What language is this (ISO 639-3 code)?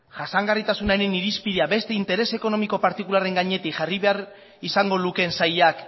eus